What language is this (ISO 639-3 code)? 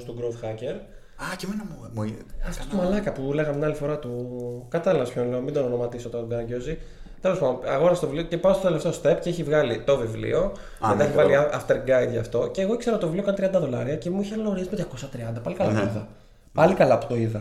ell